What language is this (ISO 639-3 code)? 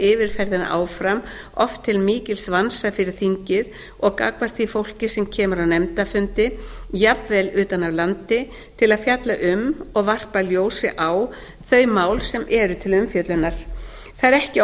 isl